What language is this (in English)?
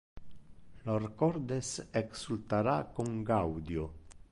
Interlingua